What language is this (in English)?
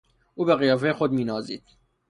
Persian